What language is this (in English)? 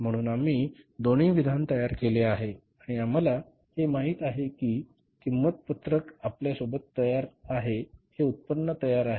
Marathi